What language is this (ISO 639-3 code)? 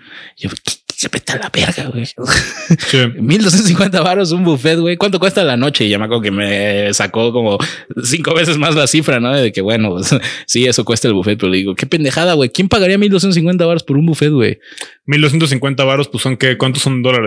spa